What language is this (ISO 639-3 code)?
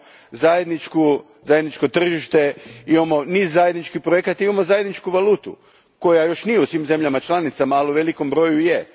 hrv